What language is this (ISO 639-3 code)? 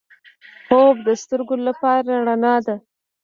pus